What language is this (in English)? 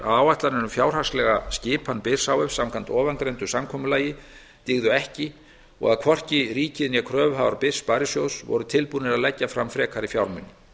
Icelandic